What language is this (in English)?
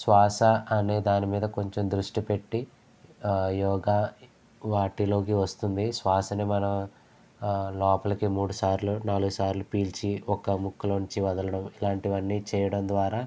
Telugu